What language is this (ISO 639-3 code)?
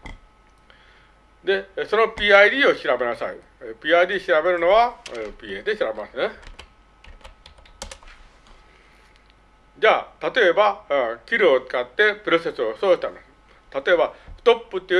jpn